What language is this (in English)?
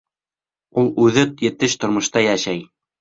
Bashkir